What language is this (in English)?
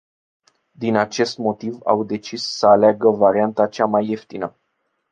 Romanian